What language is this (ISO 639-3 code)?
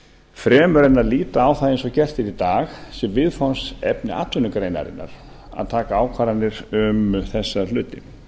isl